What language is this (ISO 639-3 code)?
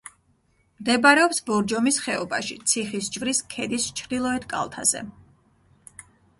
kat